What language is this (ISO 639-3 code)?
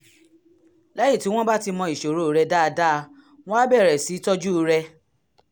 yor